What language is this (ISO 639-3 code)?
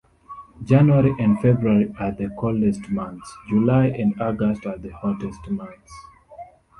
eng